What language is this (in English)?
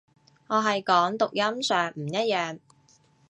Cantonese